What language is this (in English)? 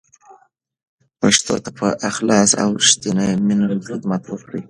Pashto